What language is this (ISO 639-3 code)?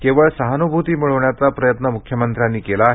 mar